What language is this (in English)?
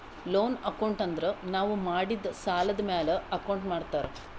Kannada